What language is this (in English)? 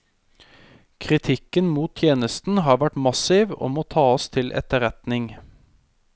Norwegian